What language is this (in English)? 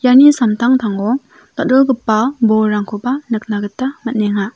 Garo